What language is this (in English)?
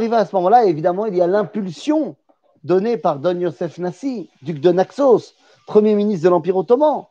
French